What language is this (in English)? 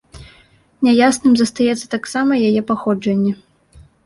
Belarusian